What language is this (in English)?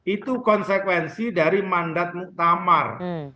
Indonesian